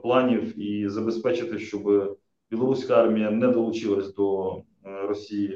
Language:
Ukrainian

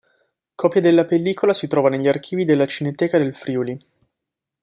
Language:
Italian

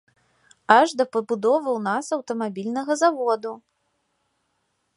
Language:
Belarusian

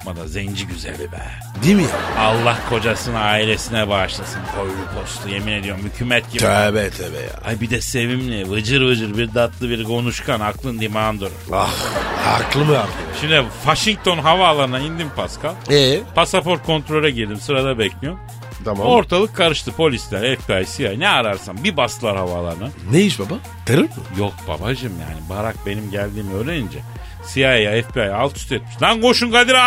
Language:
Turkish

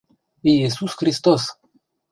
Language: Mari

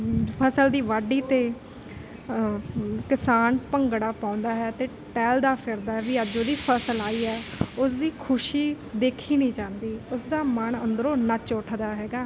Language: Punjabi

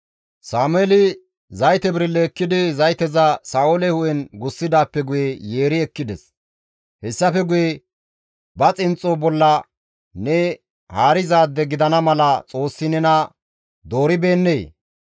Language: Gamo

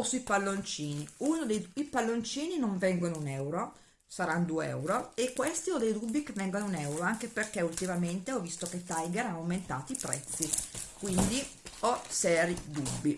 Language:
Italian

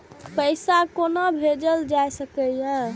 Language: Maithili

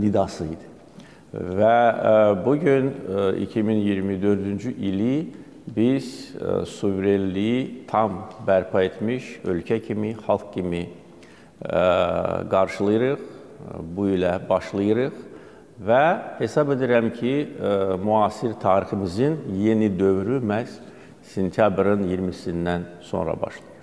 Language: Turkish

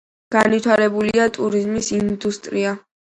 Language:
Georgian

